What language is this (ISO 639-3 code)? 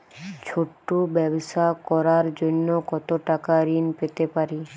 ben